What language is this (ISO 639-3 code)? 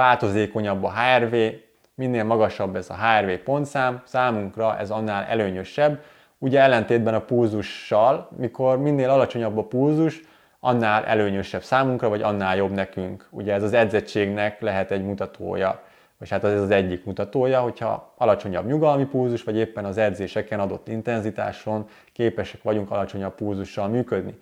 hun